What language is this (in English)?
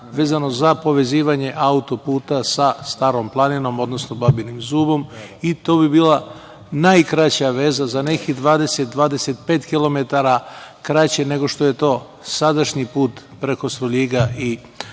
Serbian